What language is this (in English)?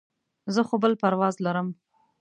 Pashto